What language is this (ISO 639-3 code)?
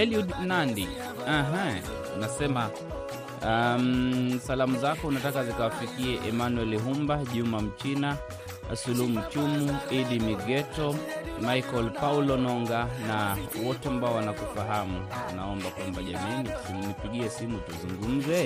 swa